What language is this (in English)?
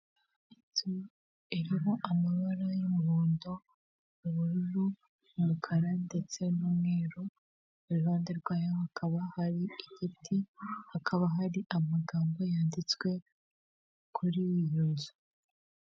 Kinyarwanda